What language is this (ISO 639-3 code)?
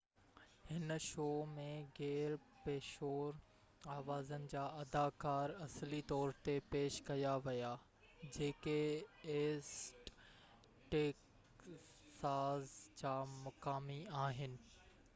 snd